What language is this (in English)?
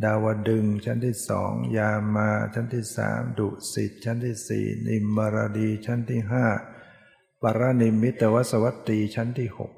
Thai